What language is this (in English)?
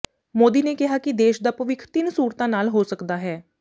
Punjabi